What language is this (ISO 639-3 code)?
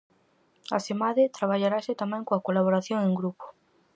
glg